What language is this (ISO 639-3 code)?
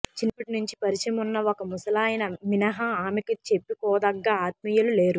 tel